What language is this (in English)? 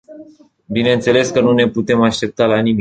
Romanian